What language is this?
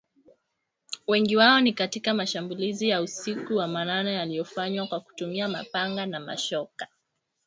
Swahili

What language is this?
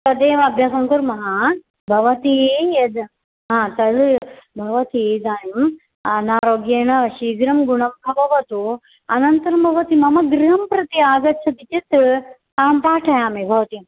Sanskrit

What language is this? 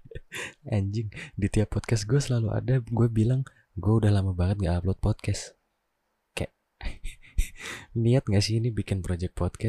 Indonesian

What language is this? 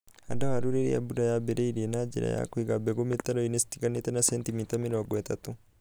Kikuyu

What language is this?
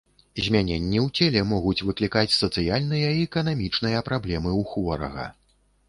Belarusian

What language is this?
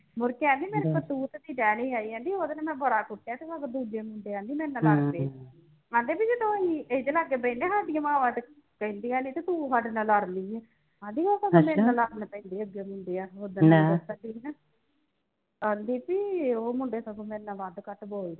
Punjabi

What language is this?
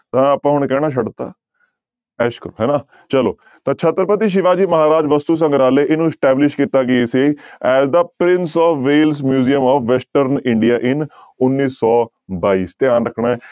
Punjabi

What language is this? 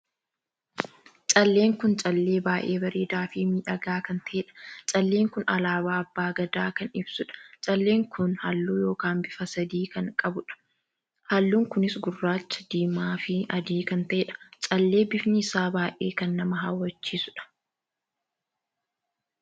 Oromo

